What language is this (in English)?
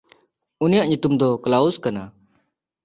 Santali